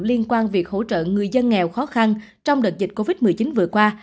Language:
Vietnamese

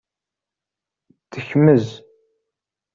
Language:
Kabyle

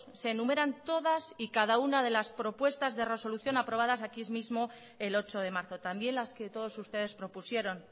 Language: Spanish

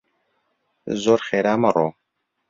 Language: Central Kurdish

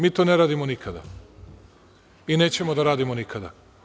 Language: Serbian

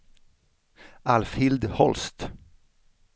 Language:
Swedish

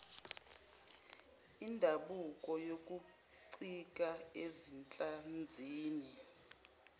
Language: Zulu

